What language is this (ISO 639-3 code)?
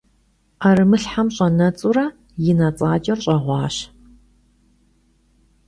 kbd